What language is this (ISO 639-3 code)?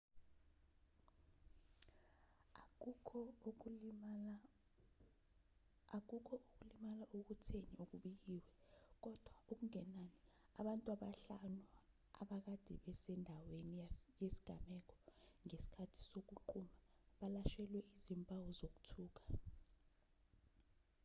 zul